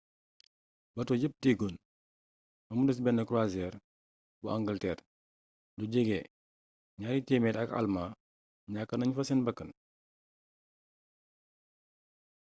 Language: Wolof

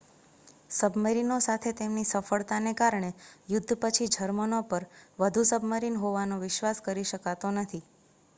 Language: Gujarati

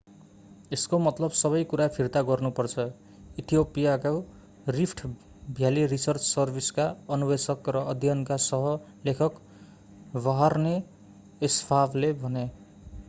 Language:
Nepali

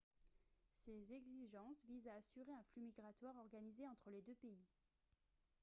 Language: French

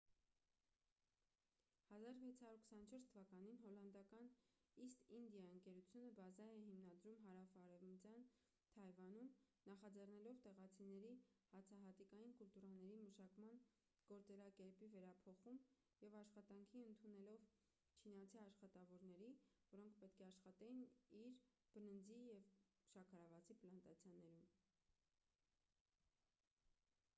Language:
Armenian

